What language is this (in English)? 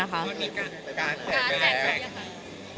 Thai